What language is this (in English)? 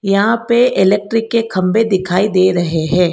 Hindi